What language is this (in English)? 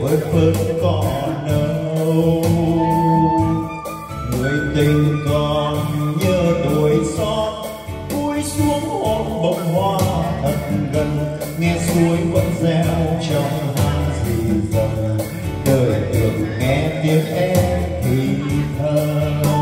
Vietnamese